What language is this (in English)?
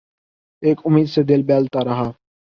Urdu